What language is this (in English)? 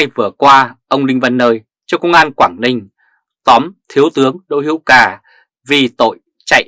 Vietnamese